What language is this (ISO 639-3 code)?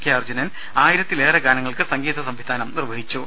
mal